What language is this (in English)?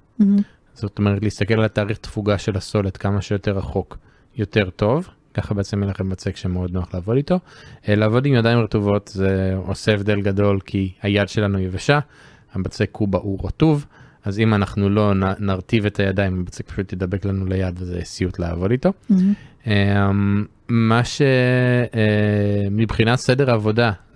Hebrew